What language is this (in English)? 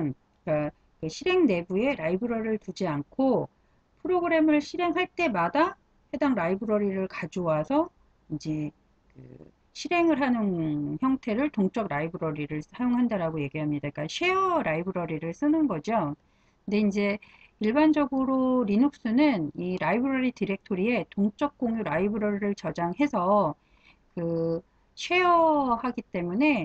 Korean